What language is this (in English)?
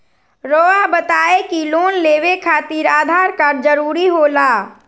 Magahi